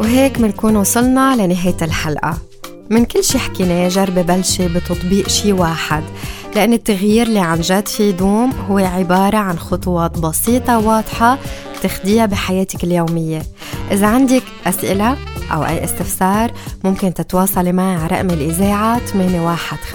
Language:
Arabic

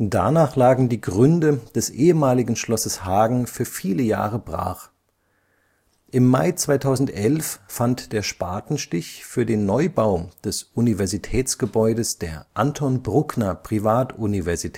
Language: German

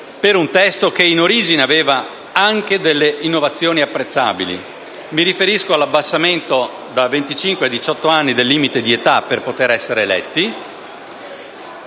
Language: Italian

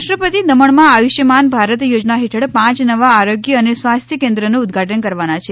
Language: Gujarati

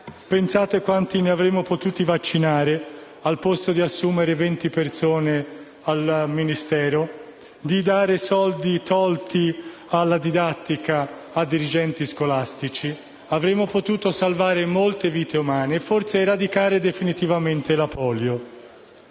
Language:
Italian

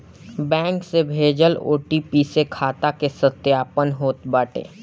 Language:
Bhojpuri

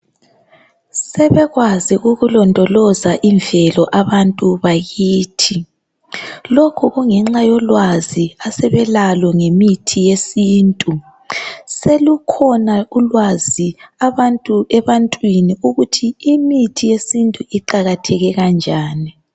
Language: North Ndebele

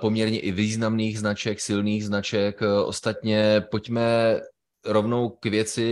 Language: Czech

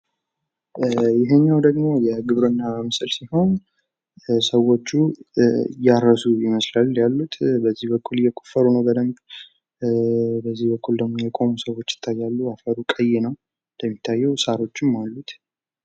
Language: Amharic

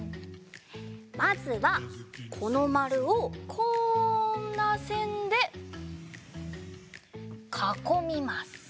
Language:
Japanese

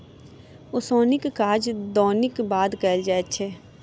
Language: Maithili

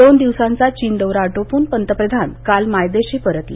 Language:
Marathi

